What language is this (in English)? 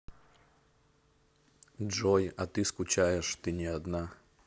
Russian